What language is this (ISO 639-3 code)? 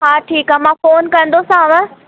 snd